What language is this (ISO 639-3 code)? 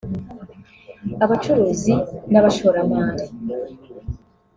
kin